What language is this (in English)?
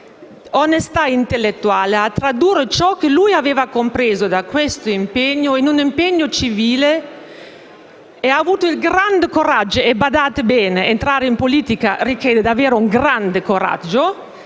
Italian